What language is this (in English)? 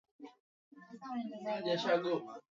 Swahili